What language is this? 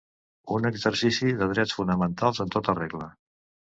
Catalan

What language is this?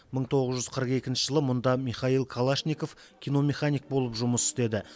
Kazakh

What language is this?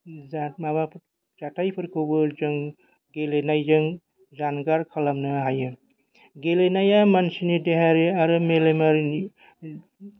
Bodo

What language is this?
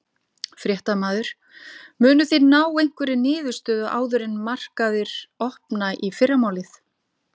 Icelandic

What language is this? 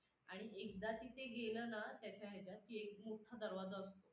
Marathi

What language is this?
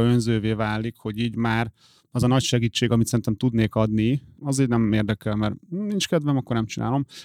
Hungarian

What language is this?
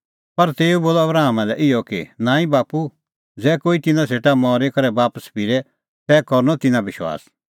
Kullu Pahari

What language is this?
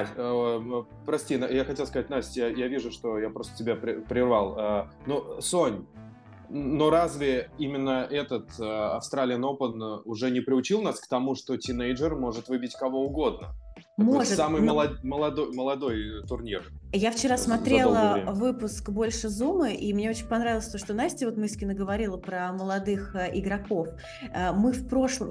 Russian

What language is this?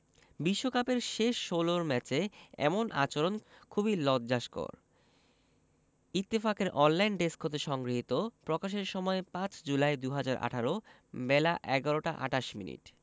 Bangla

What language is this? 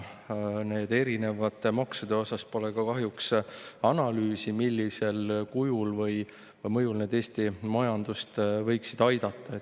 Estonian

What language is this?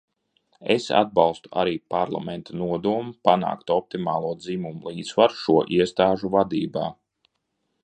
Latvian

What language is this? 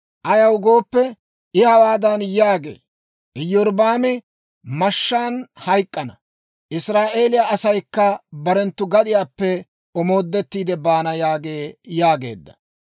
Dawro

